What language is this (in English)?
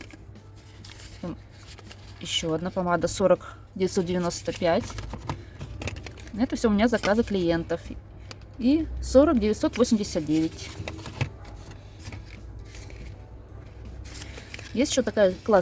Russian